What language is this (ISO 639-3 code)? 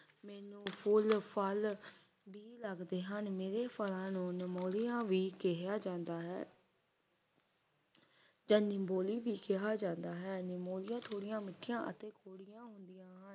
pan